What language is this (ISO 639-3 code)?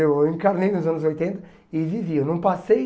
por